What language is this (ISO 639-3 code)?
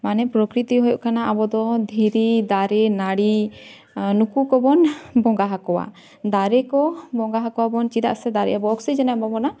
sat